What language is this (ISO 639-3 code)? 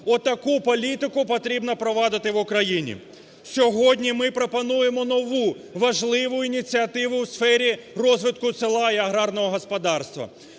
ukr